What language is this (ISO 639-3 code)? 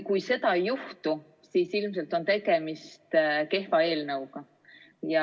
est